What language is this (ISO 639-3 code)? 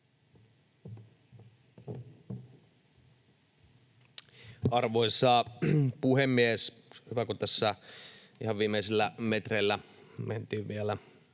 fin